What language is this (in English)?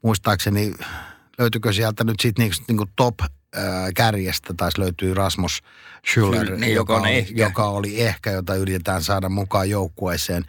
Finnish